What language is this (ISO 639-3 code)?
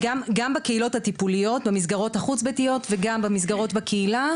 heb